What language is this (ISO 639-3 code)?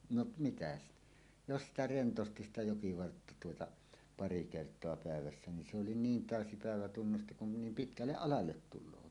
fin